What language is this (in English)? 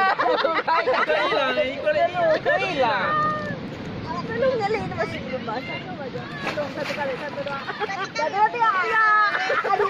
Indonesian